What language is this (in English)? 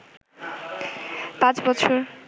Bangla